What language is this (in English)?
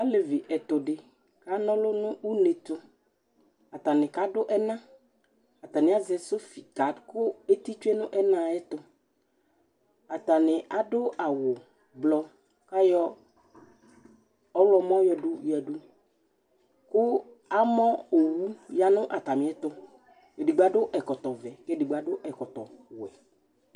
Ikposo